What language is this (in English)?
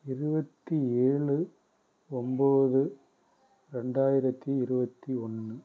Tamil